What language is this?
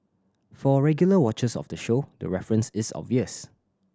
English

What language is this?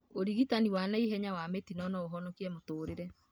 Kikuyu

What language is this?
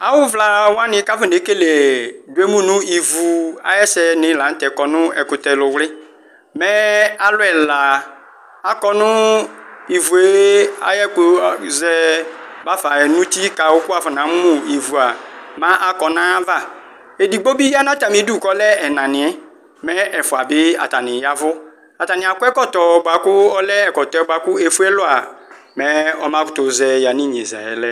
Ikposo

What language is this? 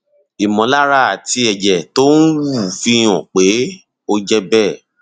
Yoruba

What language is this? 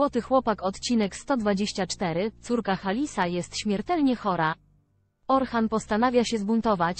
Polish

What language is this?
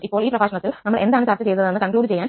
Malayalam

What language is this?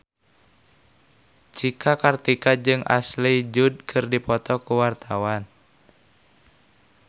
Sundanese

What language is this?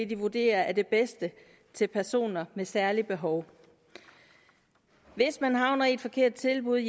Danish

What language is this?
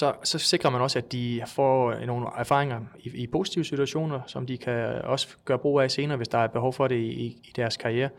Danish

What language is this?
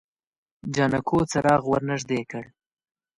Pashto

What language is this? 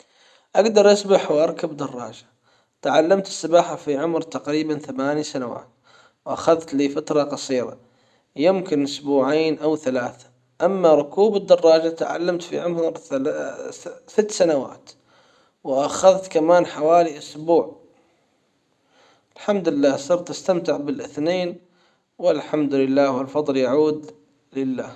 Hijazi Arabic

